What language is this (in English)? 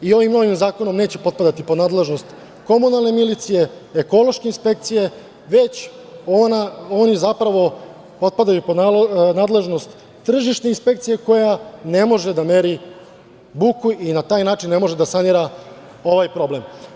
Serbian